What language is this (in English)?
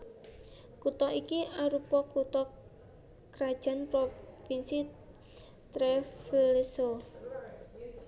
Javanese